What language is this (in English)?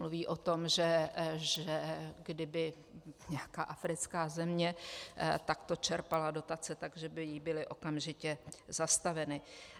Czech